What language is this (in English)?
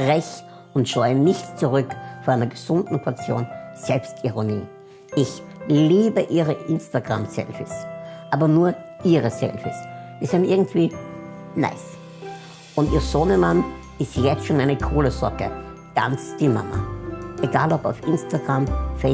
German